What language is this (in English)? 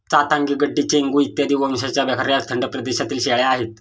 Marathi